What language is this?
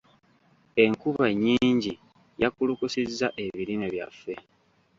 Ganda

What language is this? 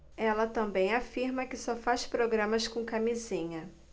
Portuguese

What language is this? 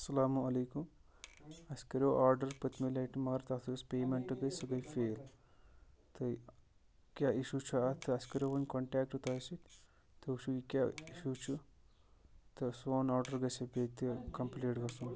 Kashmiri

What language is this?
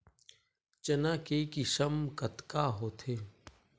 Chhattisgarhi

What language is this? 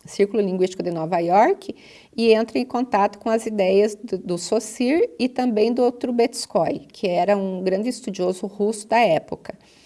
Portuguese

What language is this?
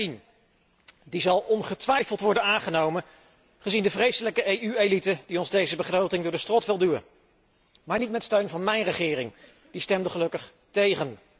Dutch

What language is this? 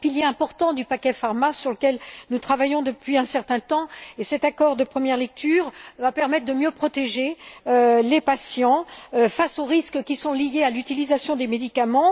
French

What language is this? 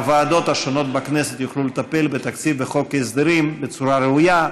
Hebrew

